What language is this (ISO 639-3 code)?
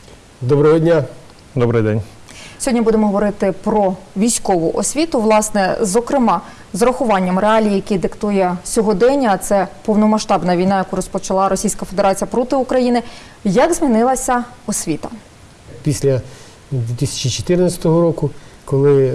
ukr